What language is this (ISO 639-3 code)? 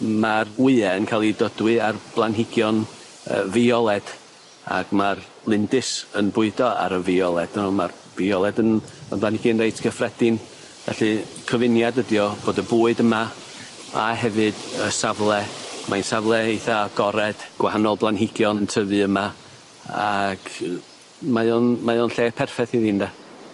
cym